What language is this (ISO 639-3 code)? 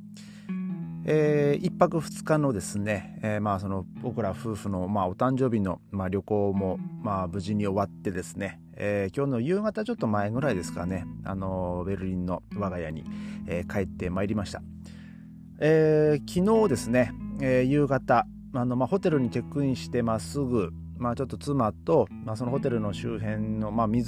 jpn